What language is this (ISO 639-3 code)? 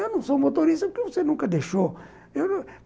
por